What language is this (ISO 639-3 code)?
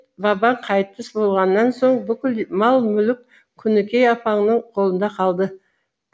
kaz